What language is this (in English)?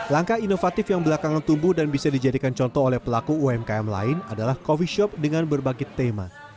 Indonesian